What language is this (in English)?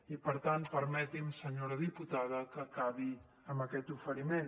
Catalan